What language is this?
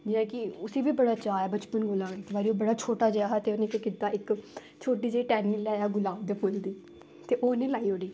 Dogri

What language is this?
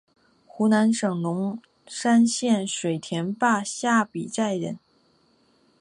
Chinese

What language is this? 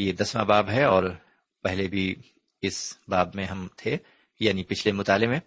Urdu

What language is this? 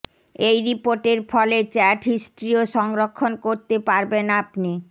Bangla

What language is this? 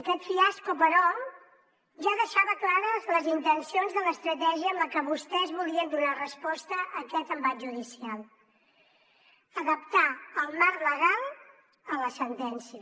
Catalan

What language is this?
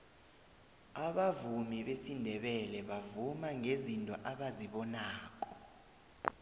South Ndebele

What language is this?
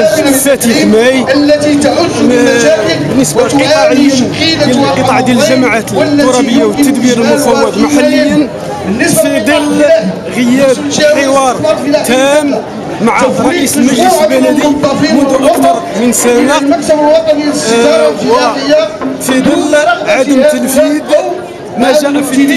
Arabic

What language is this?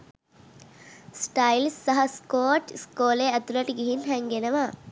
Sinhala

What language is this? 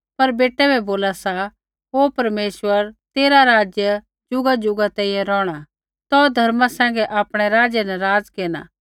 Kullu Pahari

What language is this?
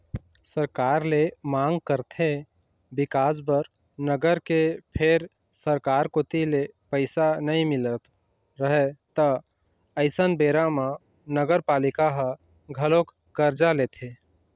Chhattisgarhi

